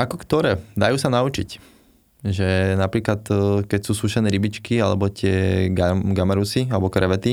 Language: Slovak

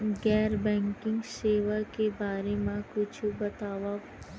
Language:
Chhattisgarhi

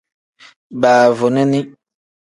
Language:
Tem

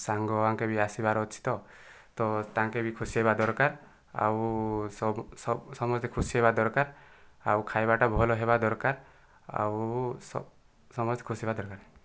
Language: Odia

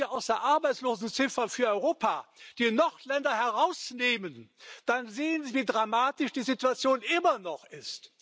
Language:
German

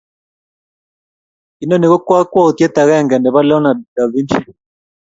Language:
Kalenjin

